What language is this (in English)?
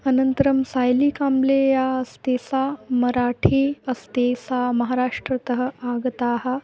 Sanskrit